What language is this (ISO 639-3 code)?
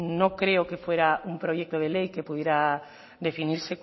spa